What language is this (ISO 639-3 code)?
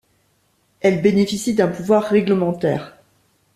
fra